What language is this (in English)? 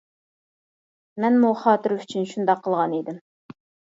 Uyghur